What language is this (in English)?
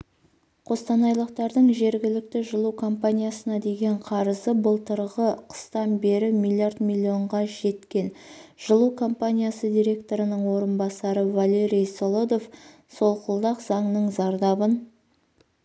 Kazakh